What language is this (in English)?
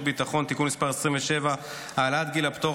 Hebrew